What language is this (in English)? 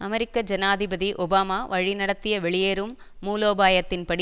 Tamil